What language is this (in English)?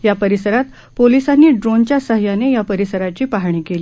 Marathi